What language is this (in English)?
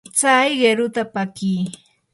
Yanahuanca Pasco Quechua